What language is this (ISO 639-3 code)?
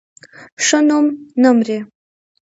pus